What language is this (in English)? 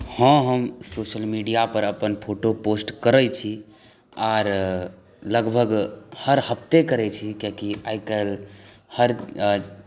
Maithili